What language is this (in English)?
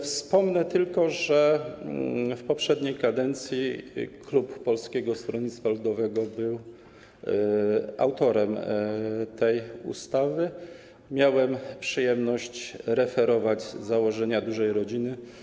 Polish